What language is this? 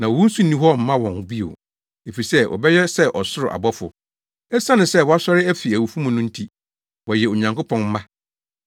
Akan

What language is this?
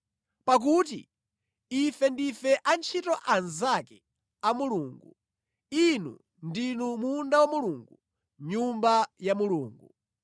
Nyanja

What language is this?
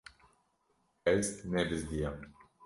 Kurdish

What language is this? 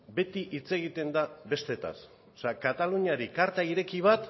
Basque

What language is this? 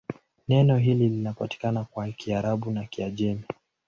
Swahili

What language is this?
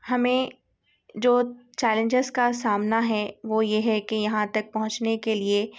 Urdu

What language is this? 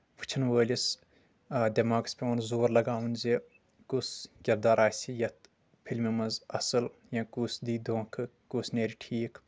Kashmiri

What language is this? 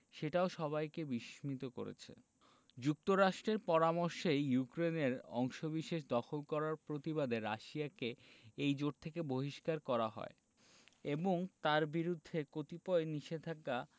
Bangla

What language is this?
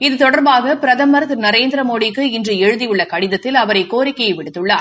Tamil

